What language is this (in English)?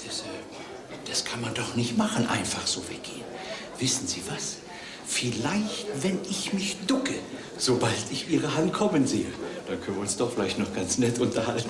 German